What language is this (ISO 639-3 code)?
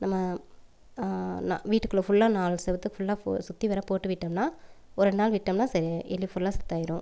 tam